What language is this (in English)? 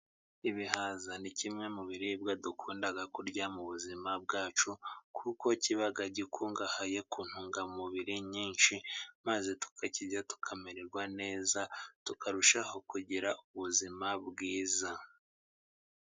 Kinyarwanda